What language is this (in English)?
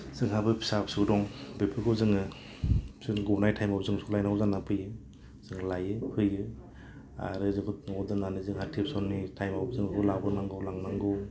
Bodo